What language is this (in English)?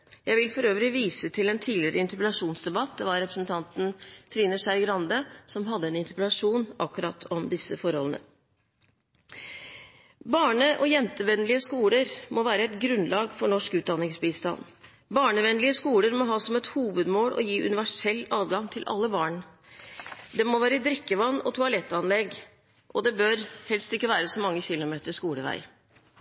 Norwegian Bokmål